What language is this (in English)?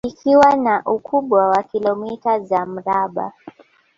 Swahili